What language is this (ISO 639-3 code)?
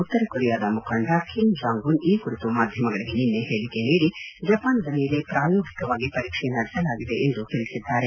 kan